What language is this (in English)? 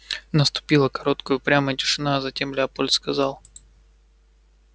Russian